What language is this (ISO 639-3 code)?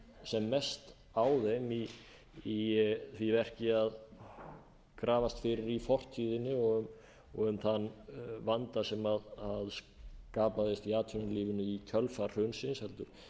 isl